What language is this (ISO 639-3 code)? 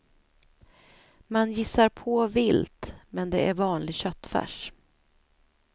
swe